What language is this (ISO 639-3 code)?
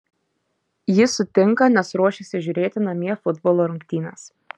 lit